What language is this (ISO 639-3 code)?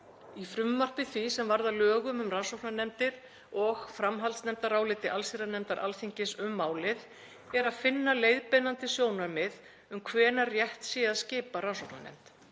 isl